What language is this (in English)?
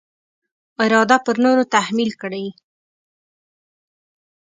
Pashto